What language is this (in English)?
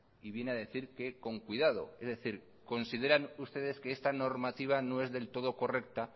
Spanish